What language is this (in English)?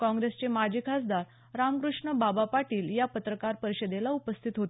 Marathi